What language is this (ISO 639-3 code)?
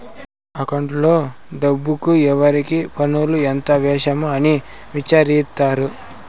tel